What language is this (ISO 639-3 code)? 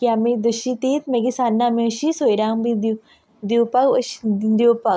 kok